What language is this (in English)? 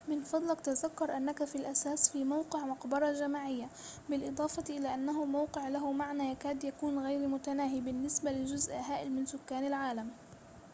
Arabic